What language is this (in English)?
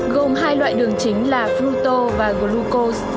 Vietnamese